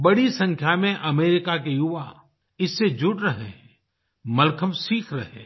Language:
Hindi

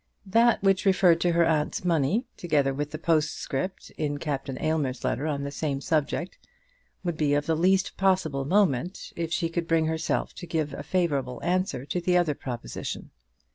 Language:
English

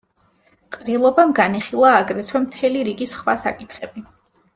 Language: Georgian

